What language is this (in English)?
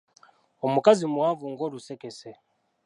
Ganda